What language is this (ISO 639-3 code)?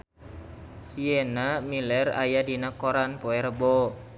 sun